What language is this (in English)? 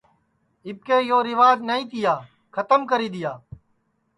Sansi